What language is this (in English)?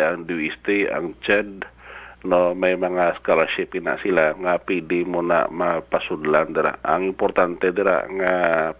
Filipino